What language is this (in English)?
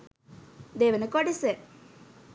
Sinhala